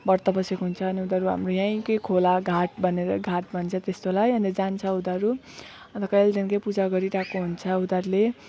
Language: Nepali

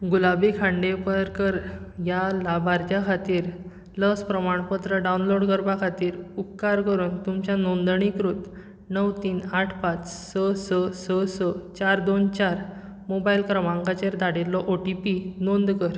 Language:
Konkani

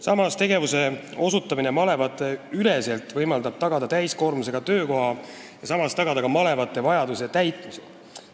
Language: Estonian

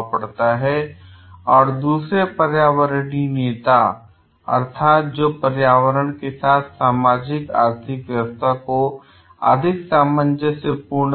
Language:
Hindi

